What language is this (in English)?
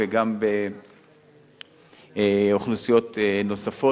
Hebrew